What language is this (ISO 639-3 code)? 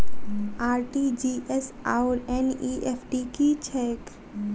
mai